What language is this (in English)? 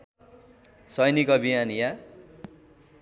Nepali